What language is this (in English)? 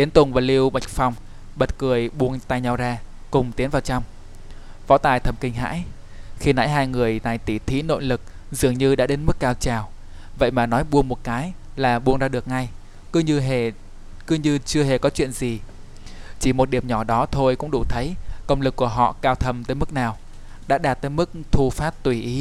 Vietnamese